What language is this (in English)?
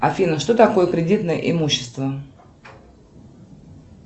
Russian